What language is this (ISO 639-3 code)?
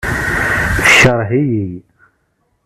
kab